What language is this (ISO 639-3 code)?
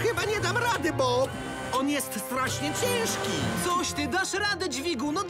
pol